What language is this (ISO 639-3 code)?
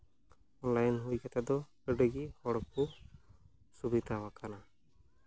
sat